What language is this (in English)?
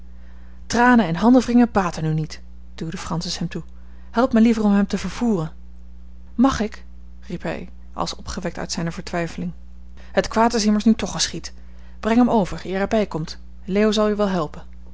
Dutch